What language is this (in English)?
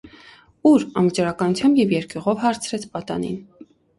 Armenian